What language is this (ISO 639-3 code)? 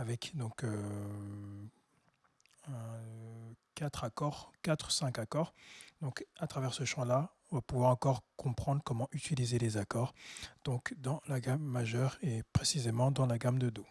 fra